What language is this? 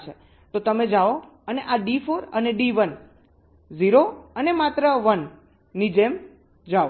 Gujarati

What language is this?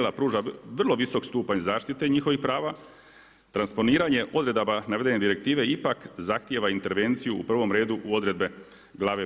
Croatian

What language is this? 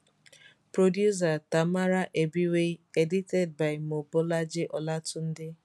Nigerian Pidgin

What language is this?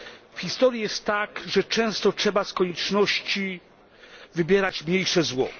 Polish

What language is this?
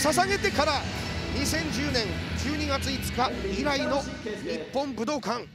Japanese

